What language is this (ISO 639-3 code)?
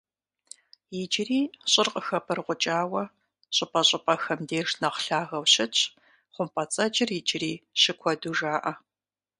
kbd